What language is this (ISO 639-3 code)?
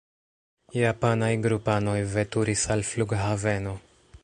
epo